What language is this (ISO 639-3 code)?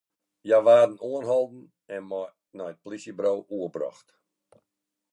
fry